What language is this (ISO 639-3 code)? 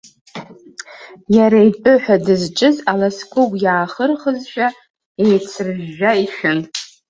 abk